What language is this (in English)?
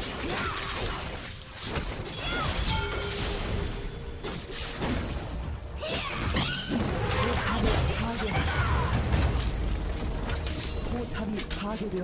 Korean